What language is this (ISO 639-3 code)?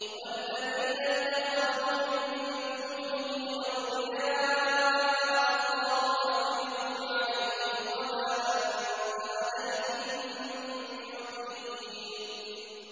ara